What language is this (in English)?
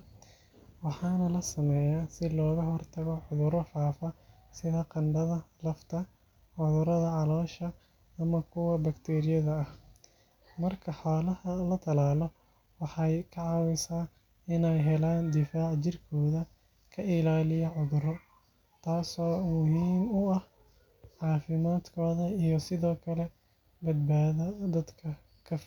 Somali